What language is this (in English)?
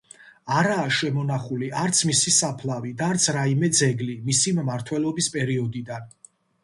Georgian